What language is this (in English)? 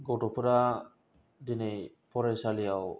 Bodo